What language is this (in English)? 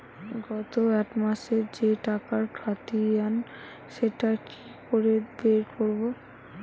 Bangla